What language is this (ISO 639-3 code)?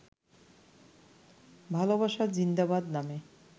ben